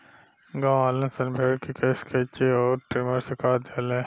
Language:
Bhojpuri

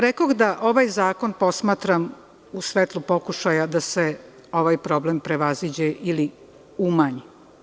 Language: Serbian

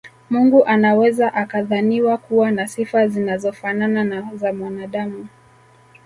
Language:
Swahili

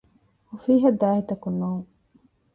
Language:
Divehi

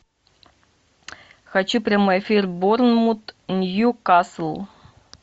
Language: Russian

